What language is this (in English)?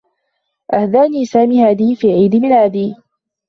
Arabic